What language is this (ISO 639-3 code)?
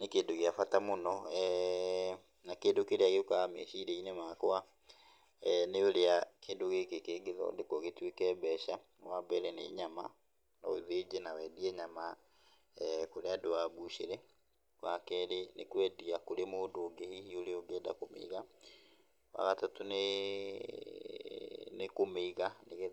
kik